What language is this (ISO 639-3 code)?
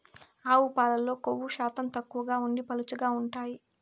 tel